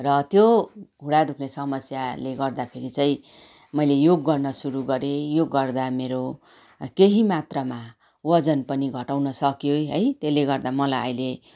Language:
Nepali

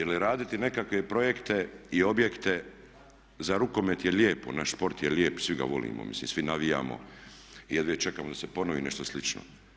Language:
Croatian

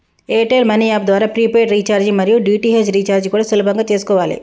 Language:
Telugu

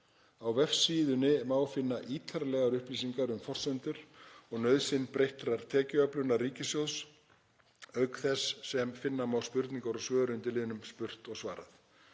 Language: Icelandic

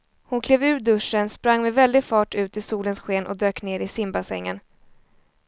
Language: Swedish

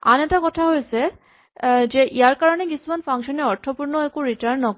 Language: Assamese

